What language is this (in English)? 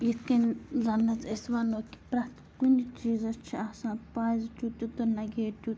Kashmiri